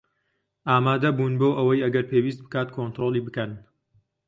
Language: Central Kurdish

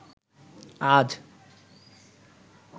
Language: Bangla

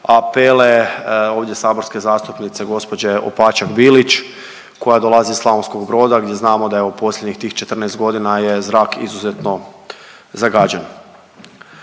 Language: Croatian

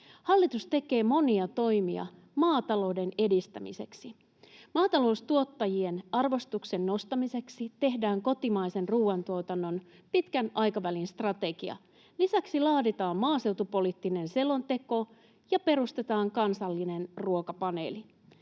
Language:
Finnish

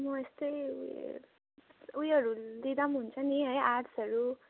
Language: Nepali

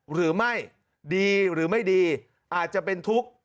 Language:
Thai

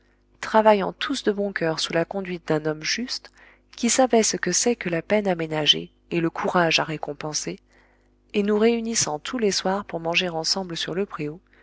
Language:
French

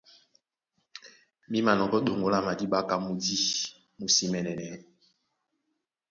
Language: Duala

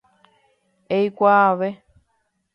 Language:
Guarani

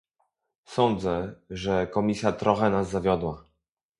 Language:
Polish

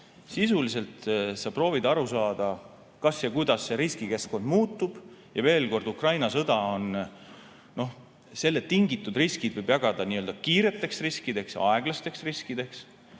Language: Estonian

